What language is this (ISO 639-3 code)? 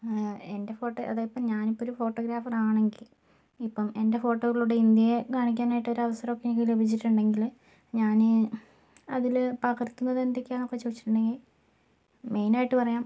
mal